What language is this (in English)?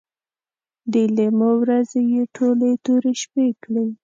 Pashto